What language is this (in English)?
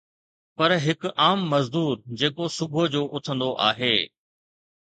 Sindhi